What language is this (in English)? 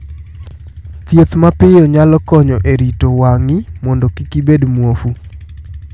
Luo (Kenya and Tanzania)